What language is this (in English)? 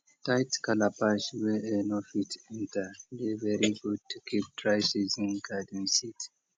Nigerian Pidgin